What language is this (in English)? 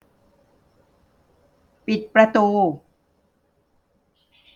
Thai